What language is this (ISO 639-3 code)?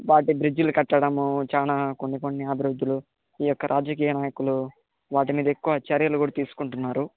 tel